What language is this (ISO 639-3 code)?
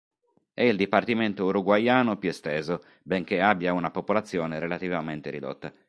ita